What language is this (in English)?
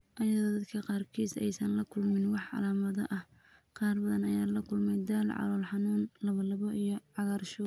Somali